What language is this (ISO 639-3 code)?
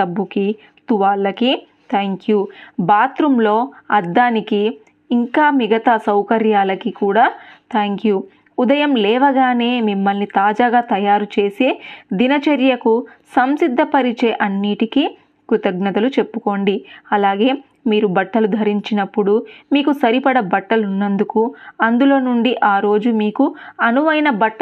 tel